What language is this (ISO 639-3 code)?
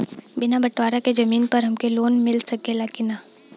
bho